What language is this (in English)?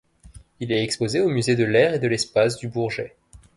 French